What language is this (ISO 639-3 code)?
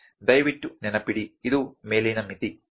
kan